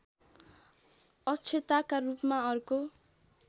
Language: Nepali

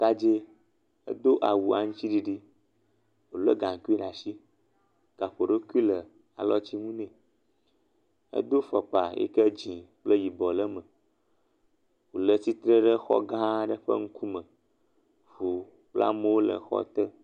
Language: Ewe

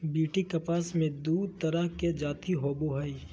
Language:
Magahi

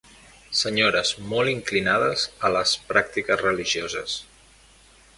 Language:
Catalan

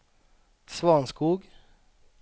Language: Swedish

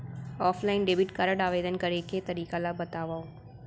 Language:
Chhattisgarhi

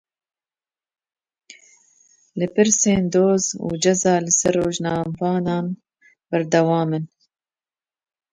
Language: Kurdish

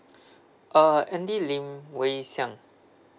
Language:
English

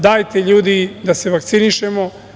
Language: Serbian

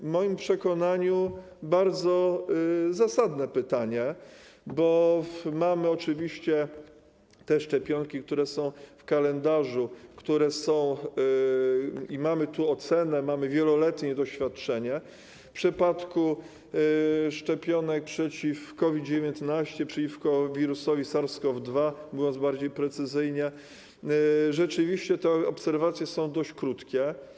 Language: Polish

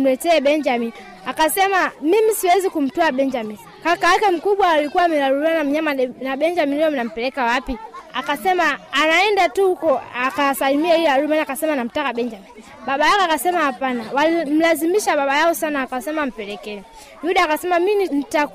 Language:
Swahili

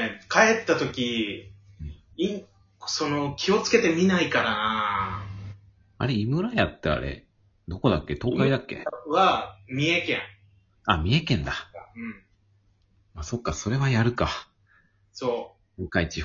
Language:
Japanese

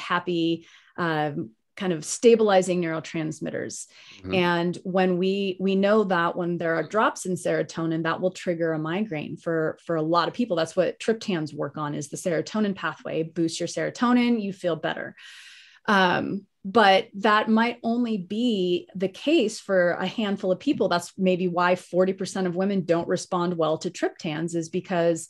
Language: English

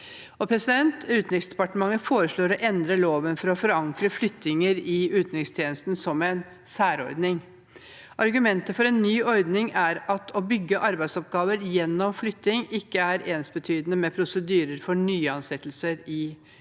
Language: Norwegian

